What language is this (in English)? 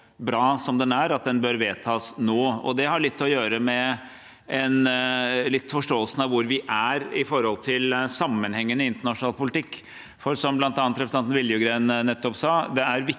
Norwegian